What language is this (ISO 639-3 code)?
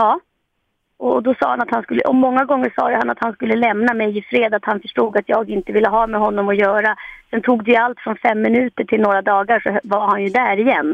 swe